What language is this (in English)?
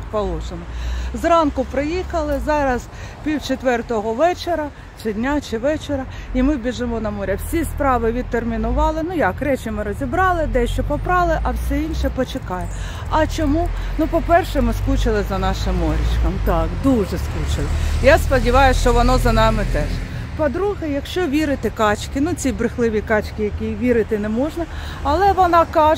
Ukrainian